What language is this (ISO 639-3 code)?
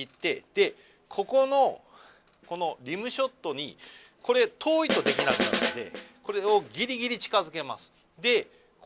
jpn